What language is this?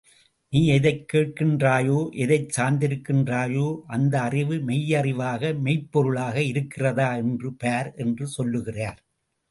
Tamil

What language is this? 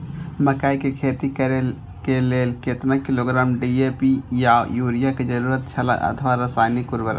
Maithili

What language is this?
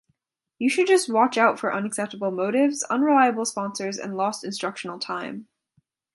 English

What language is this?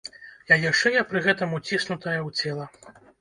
Belarusian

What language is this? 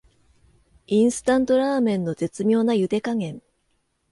Japanese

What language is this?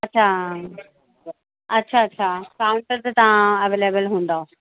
Sindhi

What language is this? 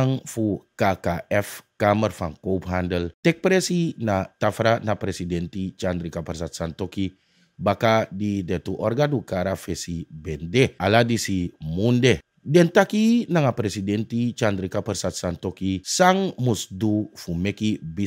Italian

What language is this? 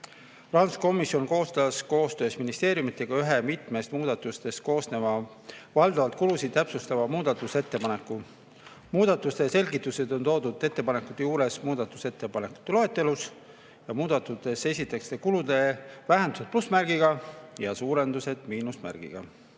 Estonian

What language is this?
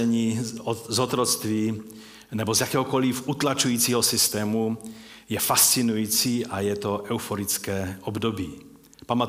Czech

